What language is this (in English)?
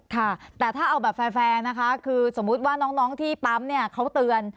Thai